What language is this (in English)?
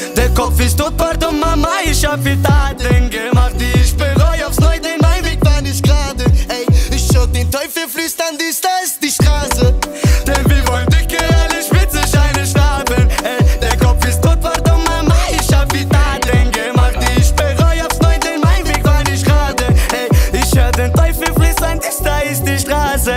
Romanian